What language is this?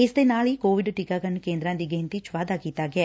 Punjabi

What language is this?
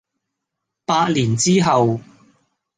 Cantonese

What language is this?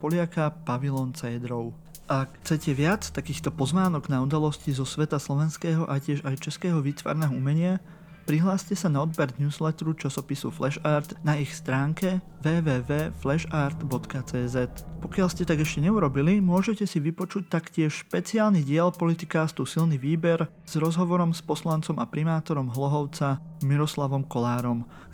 Slovak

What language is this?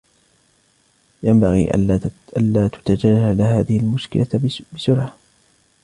Arabic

